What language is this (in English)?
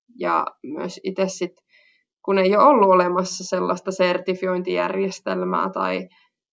Finnish